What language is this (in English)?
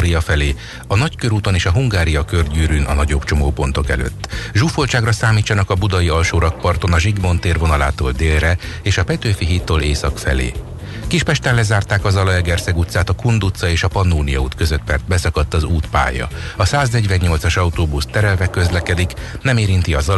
Hungarian